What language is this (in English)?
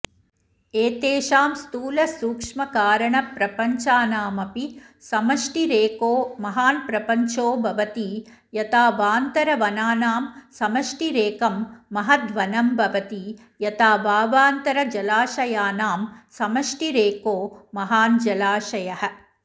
Sanskrit